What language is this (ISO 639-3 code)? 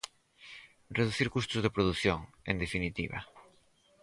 glg